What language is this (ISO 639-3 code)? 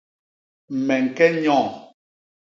bas